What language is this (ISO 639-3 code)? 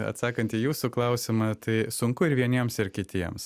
lit